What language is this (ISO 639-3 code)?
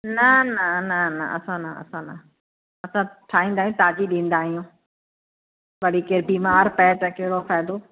snd